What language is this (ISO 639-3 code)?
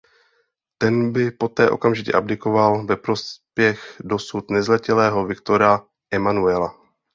ces